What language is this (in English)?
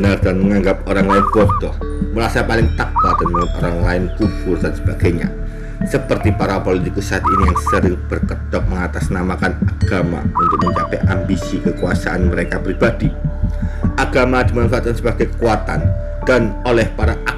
Indonesian